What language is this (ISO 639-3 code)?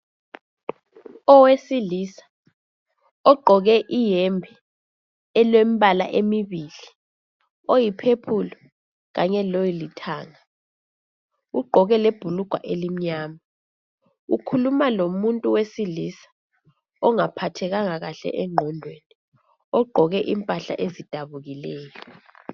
nde